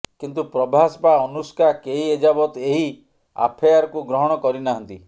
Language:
Odia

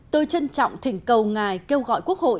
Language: Vietnamese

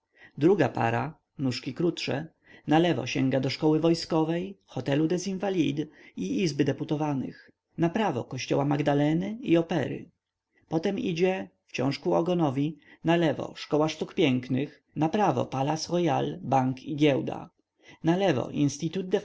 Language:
Polish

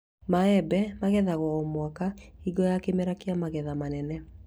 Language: Kikuyu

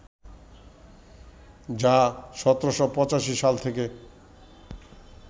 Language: Bangla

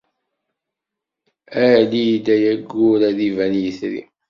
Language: Kabyle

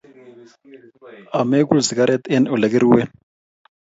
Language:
Kalenjin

